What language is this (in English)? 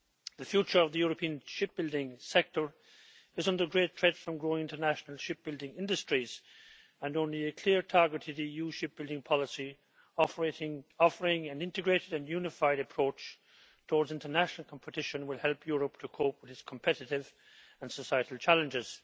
English